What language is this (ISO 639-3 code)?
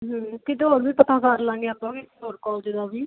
pan